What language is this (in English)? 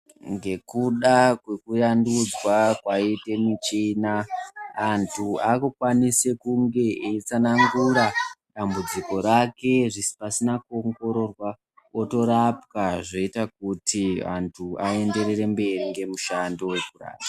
Ndau